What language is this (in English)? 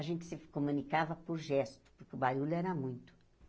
Portuguese